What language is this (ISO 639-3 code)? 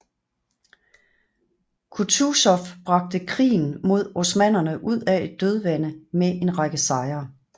dan